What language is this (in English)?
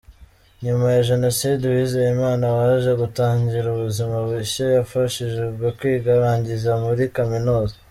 Kinyarwanda